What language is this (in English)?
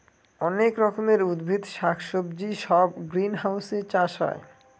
Bangla